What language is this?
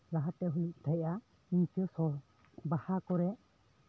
Santali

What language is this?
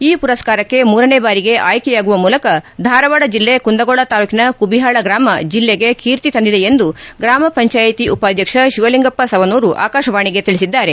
Kannada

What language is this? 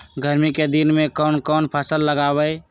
Magahi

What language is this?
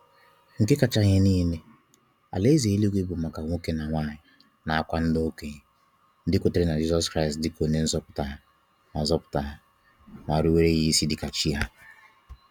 Igbo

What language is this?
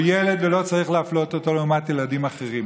Hebrew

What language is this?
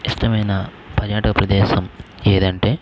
Telugu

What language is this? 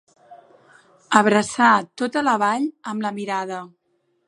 Catalan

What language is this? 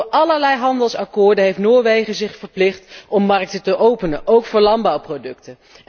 Dutch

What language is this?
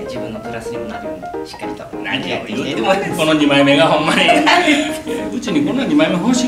Japanese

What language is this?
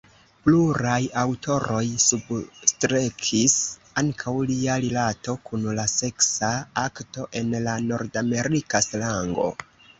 Esperanto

